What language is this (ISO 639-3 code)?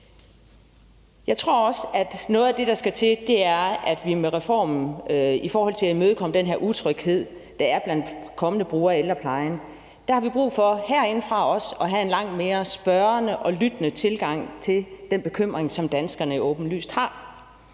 dan